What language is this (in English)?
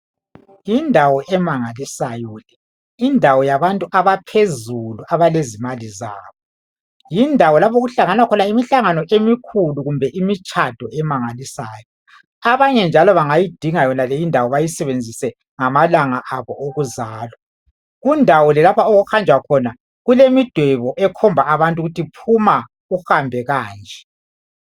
North Ndebele